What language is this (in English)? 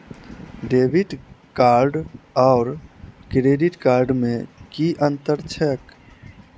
Maithili